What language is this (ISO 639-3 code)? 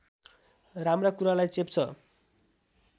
nep